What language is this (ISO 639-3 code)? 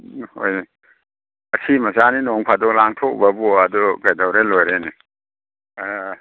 mni